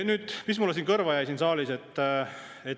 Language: Estonian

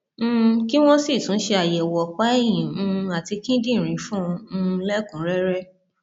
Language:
Yoruba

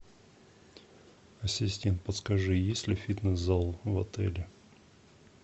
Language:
Russian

